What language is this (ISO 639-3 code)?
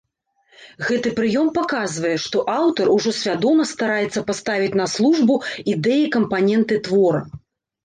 bel